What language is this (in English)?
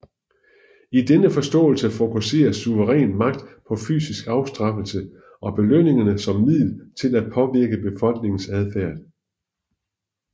Danish